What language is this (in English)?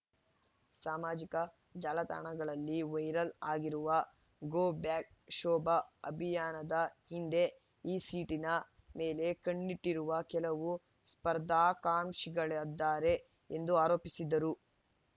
Kannada